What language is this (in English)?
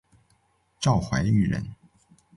Chinese